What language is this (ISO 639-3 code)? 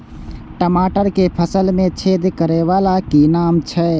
mai